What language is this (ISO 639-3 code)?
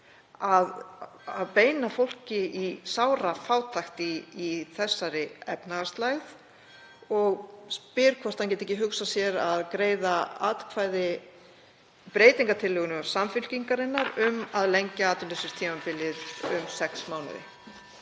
isl